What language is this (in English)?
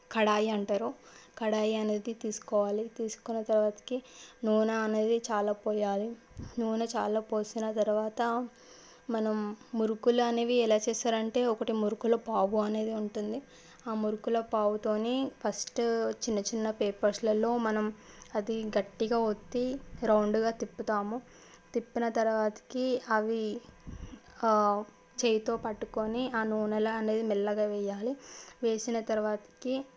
Telugu